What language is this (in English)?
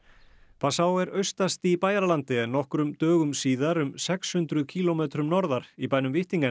Icelandic